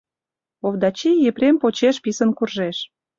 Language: Mari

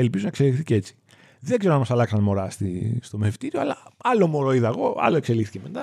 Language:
Greek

